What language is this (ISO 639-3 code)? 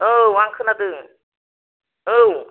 brx